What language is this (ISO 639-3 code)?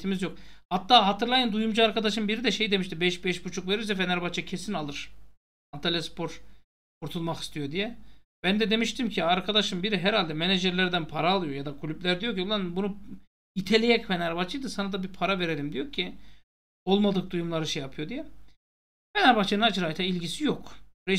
tur